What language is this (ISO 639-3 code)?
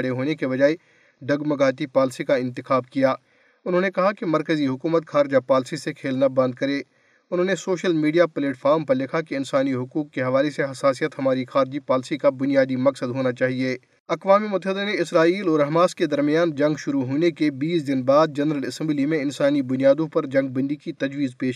urd